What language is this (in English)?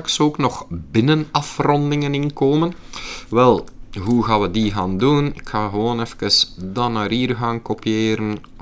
Dutch